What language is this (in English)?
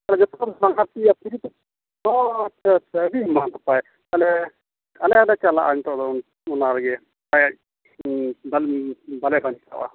Santali